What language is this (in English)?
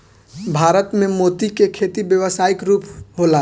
Bhojpuri